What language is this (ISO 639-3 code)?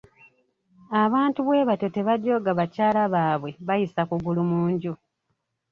lug